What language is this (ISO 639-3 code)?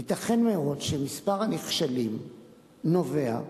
heb